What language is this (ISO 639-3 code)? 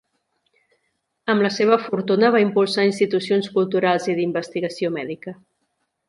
cat